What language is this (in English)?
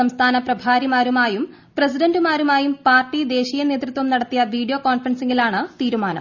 Malayalam